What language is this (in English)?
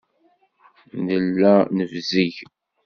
Kabyle